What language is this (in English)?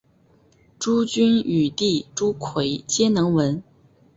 Chinese